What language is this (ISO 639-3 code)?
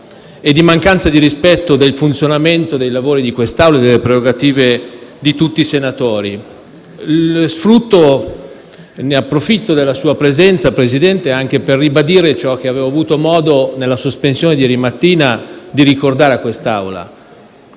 ita